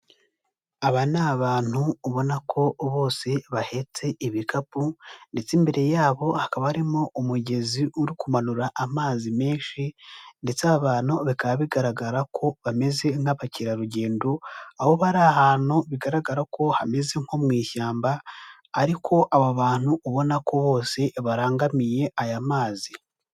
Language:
Kinyarwanda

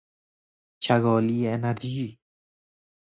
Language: Persian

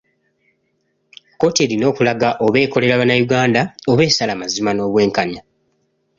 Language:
Ganda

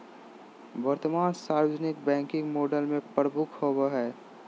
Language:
Magahi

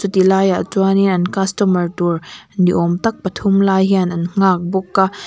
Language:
Mizo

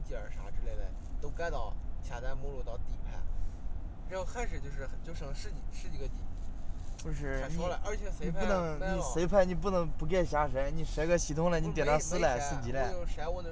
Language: Chinese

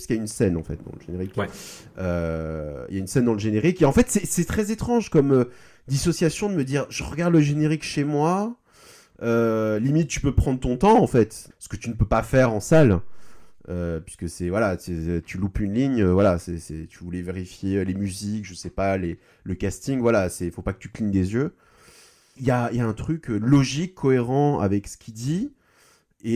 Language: French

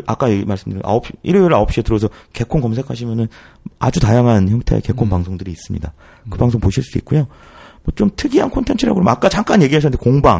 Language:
Korean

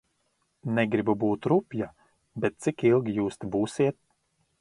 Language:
Latvian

